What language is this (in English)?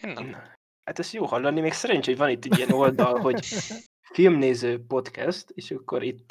Hungarian